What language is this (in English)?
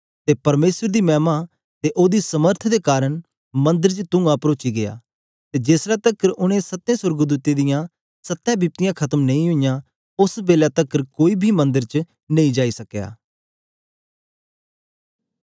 Dogri